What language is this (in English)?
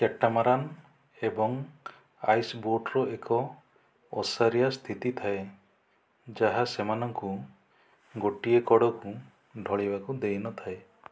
Odia